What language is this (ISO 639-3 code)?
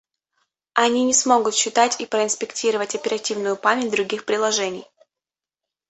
rus